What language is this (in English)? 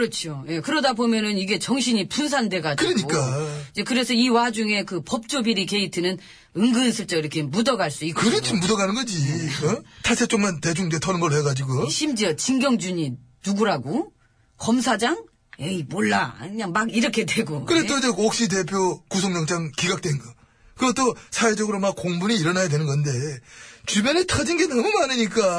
Korean